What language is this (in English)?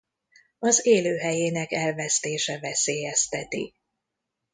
Hungarian